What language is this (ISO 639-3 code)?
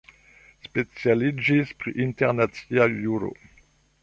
epo